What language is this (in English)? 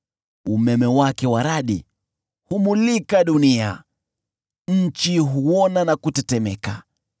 Swahili